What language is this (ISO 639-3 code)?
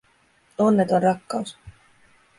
fin